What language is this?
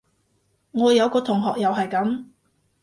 Cantonese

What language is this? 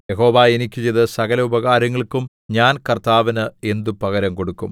Malayalam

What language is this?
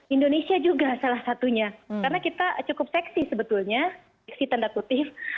Indonesian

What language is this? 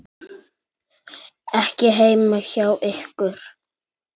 Icelandic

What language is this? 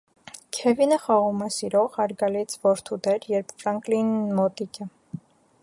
Armenian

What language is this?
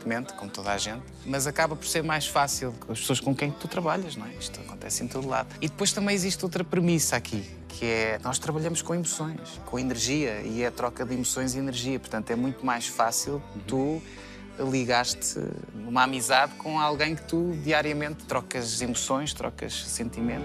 Portuguese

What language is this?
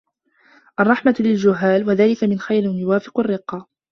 Arabic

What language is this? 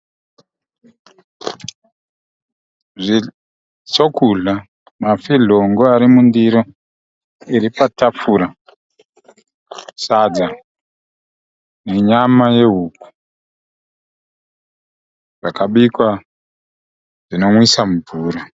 Shona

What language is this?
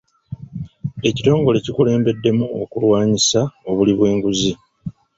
Ganda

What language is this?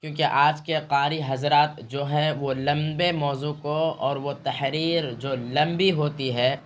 Urdu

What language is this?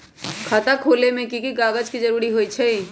Magahi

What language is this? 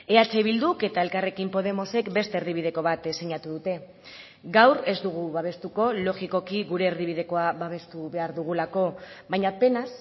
Basque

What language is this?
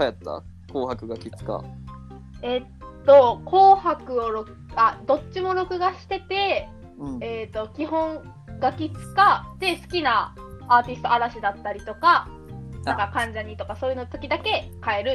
Japanese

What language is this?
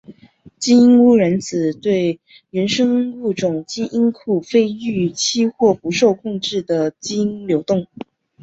Chinese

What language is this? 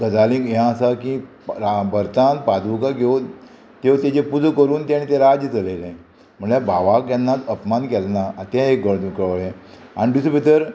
Konkani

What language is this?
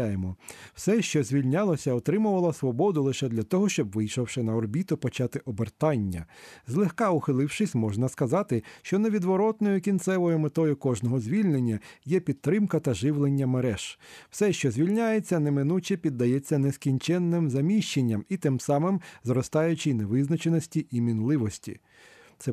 Ukrainian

